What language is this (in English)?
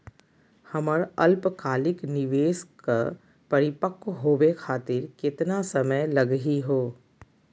Magahi